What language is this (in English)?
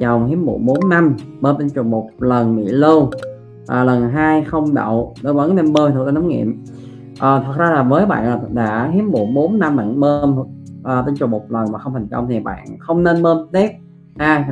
Vietnamese